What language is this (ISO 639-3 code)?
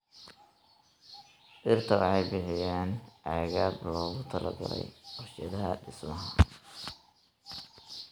som